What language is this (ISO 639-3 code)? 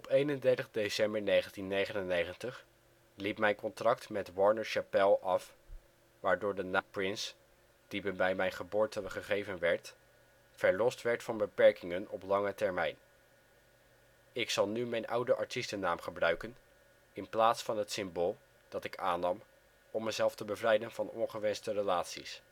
nld